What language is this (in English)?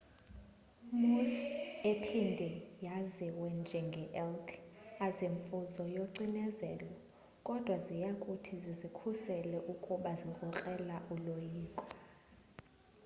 Xhosa